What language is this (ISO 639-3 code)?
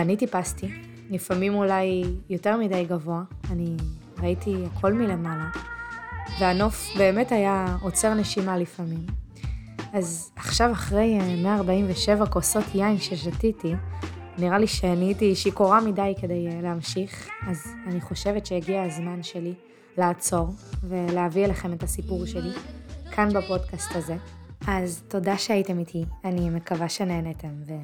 heb